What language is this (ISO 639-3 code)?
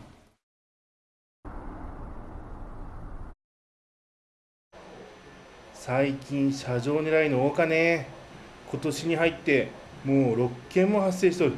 jpn